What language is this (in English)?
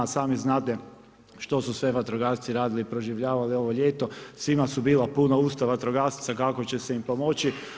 Croatian